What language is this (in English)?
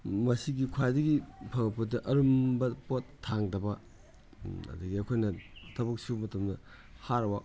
Manipuri